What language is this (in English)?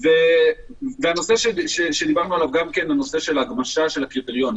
Hebrew